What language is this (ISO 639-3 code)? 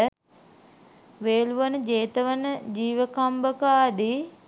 sin